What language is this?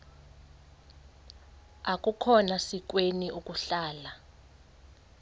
Xhosa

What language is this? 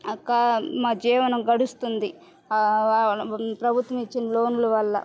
Telugu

